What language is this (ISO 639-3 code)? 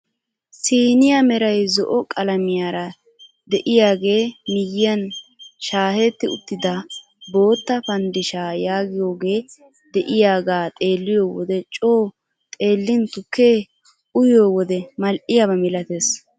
wal